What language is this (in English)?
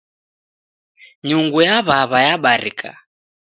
Taita